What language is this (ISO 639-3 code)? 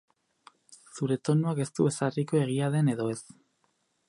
eus